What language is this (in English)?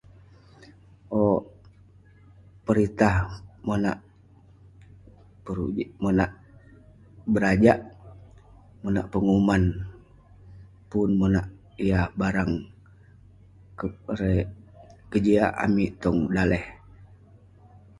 Western Penan